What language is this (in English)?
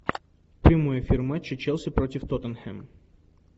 Russian